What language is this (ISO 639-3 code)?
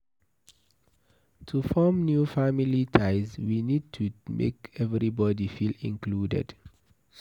pcm